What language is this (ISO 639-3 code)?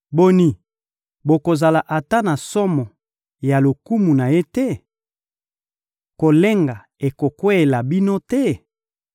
lin